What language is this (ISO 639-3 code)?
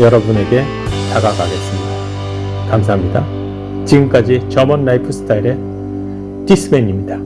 kor